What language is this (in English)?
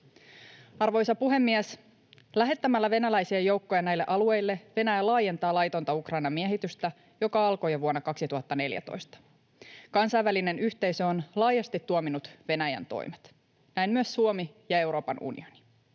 Finnish